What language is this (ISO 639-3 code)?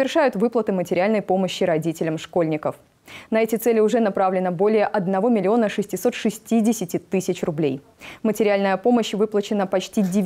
rus